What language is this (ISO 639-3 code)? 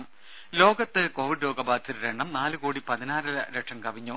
mal